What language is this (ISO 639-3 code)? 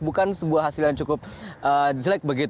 ind